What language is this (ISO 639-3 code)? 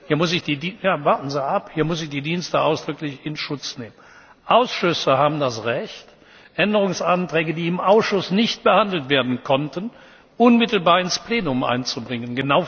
deu